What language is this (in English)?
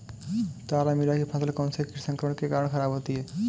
Hindi